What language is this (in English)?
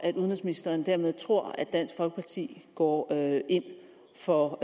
Danish